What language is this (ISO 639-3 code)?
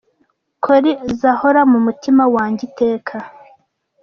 kin